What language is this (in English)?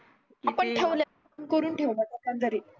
Marathi